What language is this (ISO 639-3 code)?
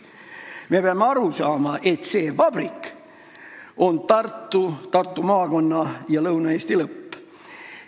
est